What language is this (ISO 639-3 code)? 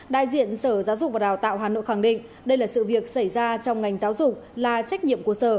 vie